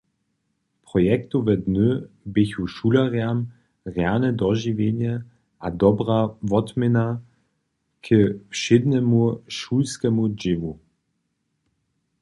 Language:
Upper Sorbian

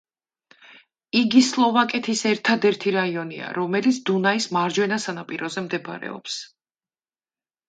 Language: Georgian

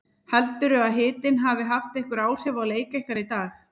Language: Icelandic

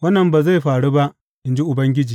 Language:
Hausa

